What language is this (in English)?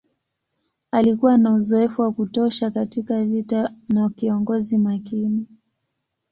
Swahili